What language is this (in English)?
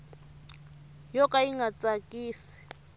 Tsonga